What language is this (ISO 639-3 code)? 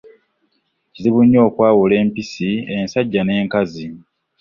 lug